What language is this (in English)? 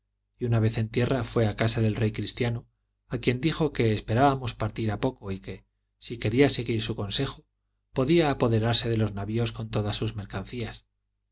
Spanish